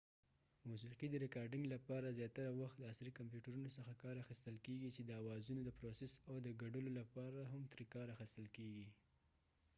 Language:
Pashto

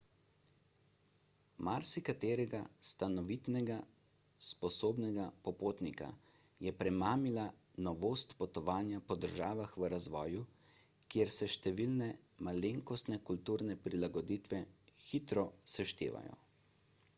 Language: Slovenian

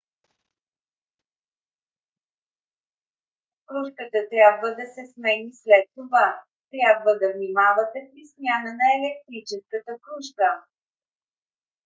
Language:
Bulgarian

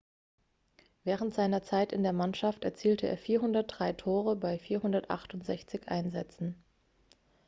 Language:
German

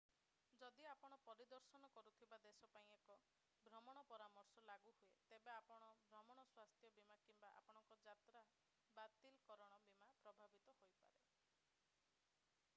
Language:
Odia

